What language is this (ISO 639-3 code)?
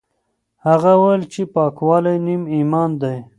pus